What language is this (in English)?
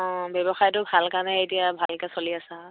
Assamese